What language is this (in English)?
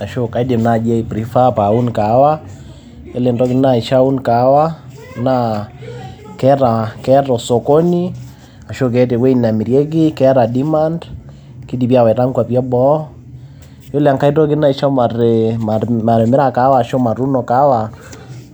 Masai